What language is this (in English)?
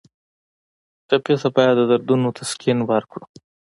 Pashto